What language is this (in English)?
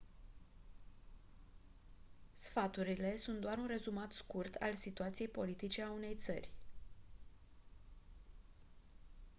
Romanian